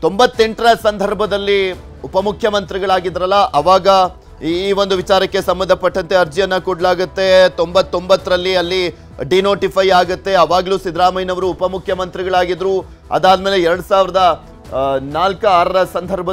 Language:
Romanian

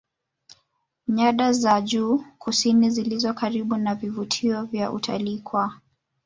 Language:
Swahili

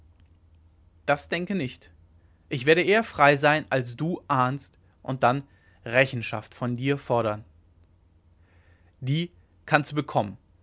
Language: German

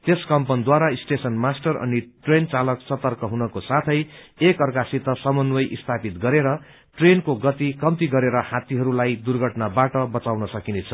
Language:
Nepali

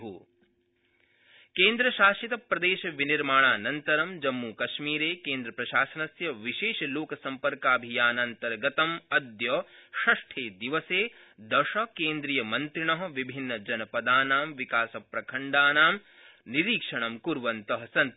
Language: Sanskrit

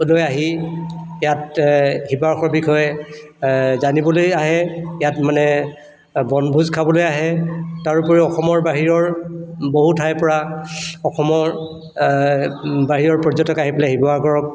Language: Assamese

